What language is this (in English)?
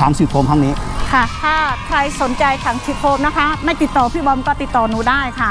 Thai